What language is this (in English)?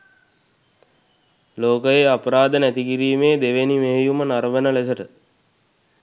Sinhala